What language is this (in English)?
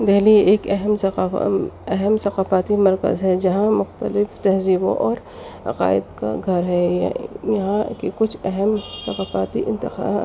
Urdu